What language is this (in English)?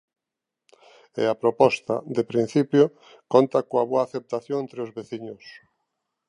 Galician